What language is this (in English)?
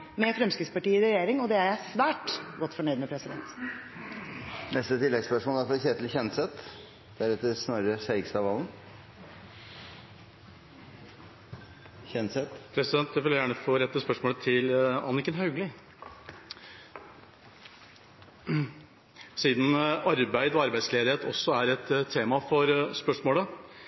Norwegian